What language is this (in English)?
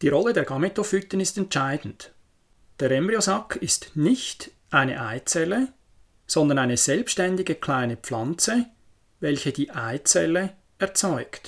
German